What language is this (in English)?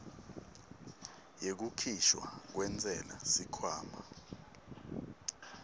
Swati